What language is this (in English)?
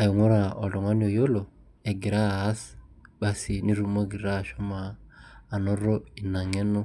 Masai